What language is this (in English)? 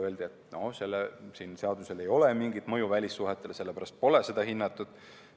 Estonian